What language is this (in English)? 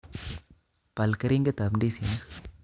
Kalenjin